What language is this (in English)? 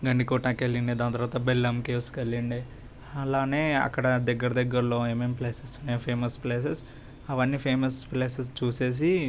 Telugu